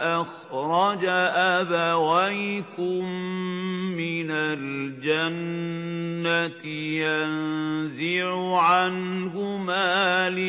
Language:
Arabic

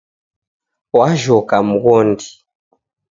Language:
Taita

